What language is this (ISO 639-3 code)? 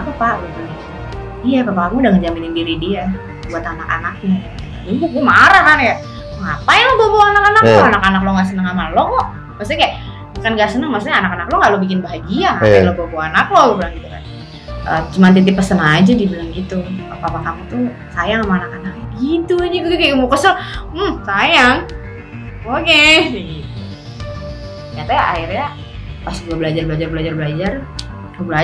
ind